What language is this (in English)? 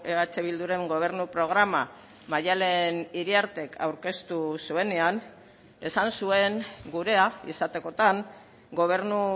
Basque